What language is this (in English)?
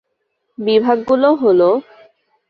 Bangla